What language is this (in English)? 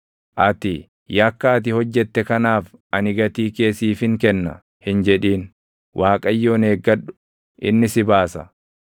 Oromo